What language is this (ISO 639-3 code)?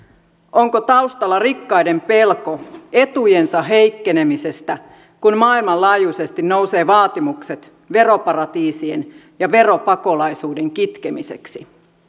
fin